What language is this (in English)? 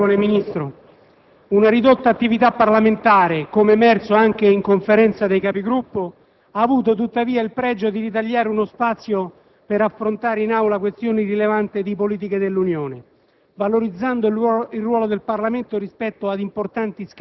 Italian